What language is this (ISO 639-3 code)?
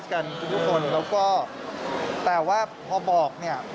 tha